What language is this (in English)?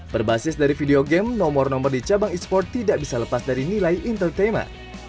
Indonesian